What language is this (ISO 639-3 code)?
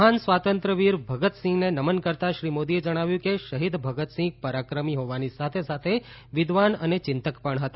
guj